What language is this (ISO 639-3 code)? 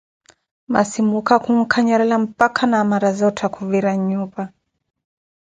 eko